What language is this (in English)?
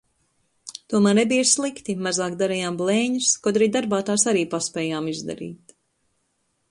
Latvian